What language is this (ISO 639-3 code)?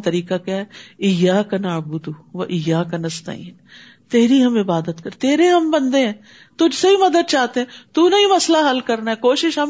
urd